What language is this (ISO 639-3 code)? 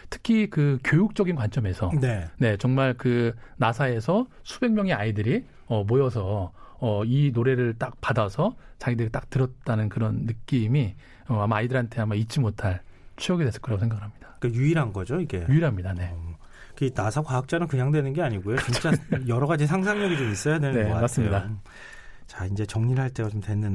kor